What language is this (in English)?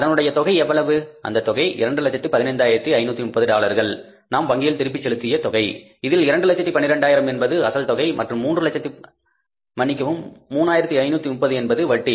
Tamil